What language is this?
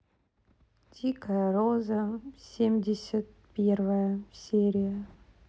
Russian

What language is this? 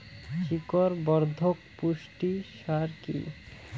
Bangla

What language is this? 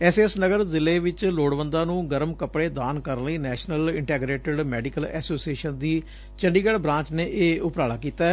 Punjabi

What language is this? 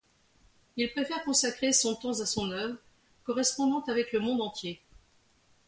French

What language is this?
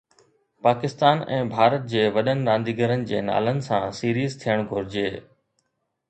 Sindhi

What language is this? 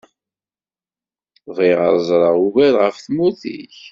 Kabyle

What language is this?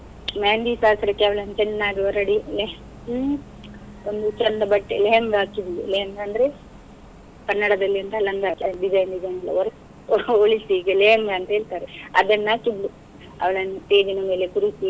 Kannada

